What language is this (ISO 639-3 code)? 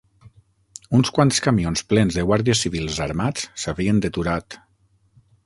cat